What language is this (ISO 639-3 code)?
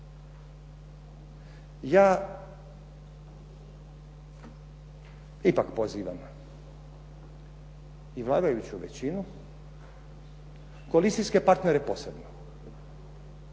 hrv